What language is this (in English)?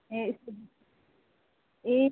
Nepali